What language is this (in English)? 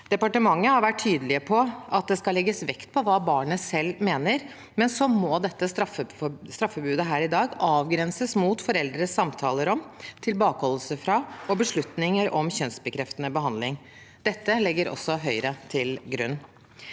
Norwegian